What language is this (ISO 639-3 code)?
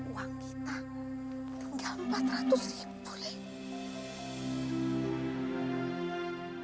ind